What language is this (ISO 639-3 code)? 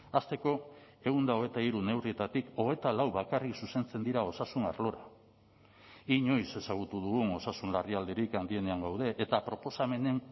eus